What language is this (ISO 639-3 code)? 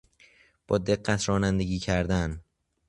fas